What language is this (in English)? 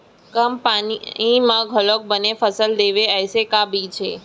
Chhattisgarhi